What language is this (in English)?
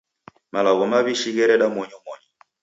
Taita